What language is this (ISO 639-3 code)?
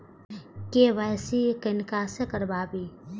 mai